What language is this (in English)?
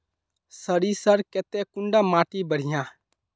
Magahi